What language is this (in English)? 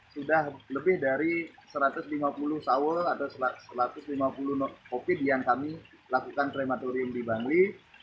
Indonesian